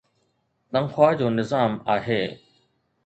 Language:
Sindhi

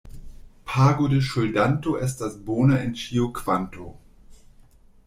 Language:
Esperanto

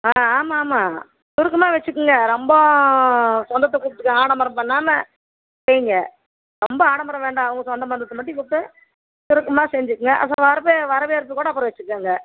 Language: Tamil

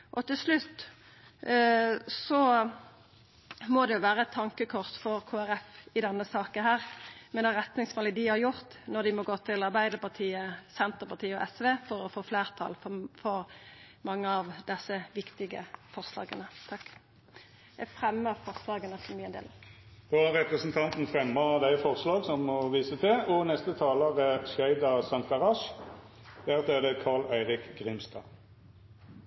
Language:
Norwegian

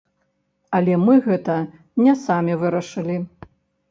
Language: Belarusian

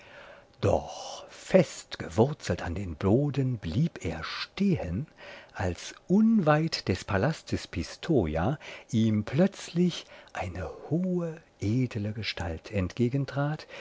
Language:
German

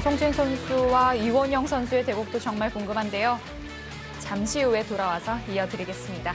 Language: Korean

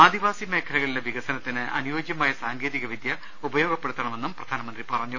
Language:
Malayalam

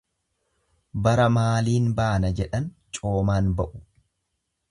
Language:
Oromo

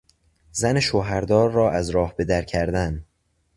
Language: Persian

